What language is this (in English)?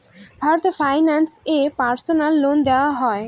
Bangla